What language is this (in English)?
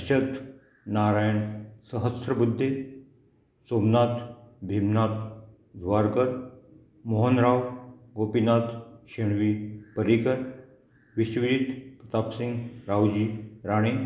Konkani